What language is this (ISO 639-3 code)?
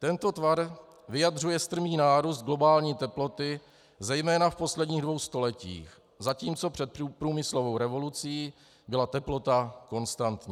ces